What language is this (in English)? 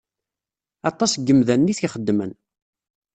Kabyle